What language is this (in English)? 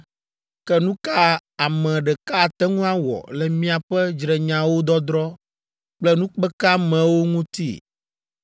Ewe